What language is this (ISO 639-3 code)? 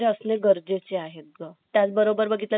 mar